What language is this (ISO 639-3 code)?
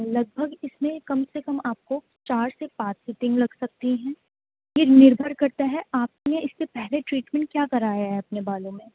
urd